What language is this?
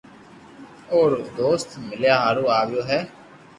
Loarki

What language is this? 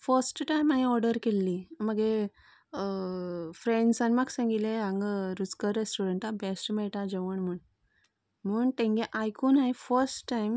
Konkani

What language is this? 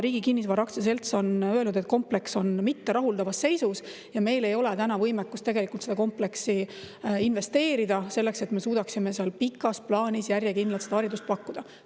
Estonian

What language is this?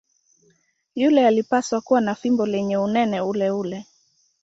Swahili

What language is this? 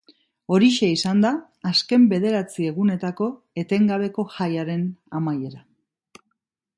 Basque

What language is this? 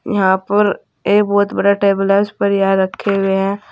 Hindi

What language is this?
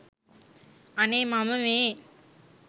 Sinhala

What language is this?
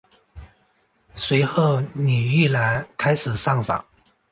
Chinese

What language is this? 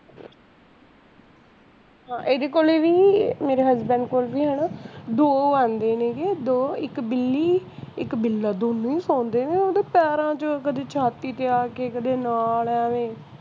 Punjabi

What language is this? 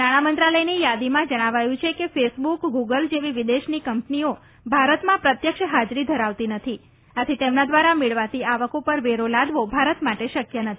Gujarati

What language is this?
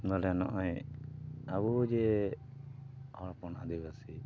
Santali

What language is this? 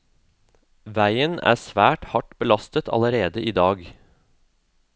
Norwegian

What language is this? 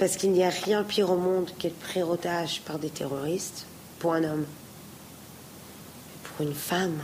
French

